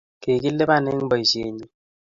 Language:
Kalenjin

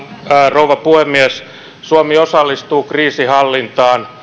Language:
Finnish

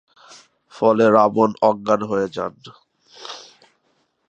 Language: Bangla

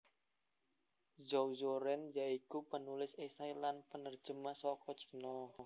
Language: Javanese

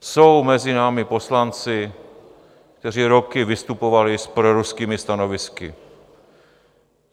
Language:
Czech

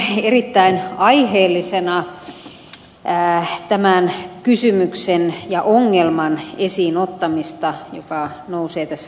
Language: Finnish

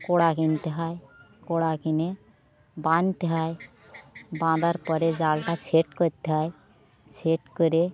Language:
Bangla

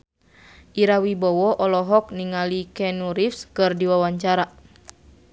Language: Sundanese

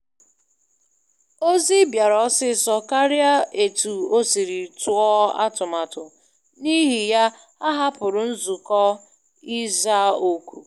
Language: Igbo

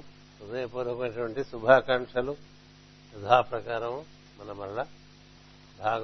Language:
Telugu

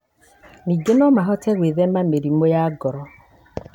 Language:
Kikuyu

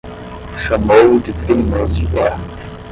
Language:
Portuguese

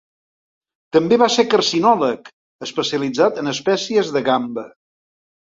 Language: Catalan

